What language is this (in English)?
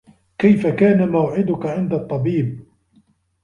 Arabic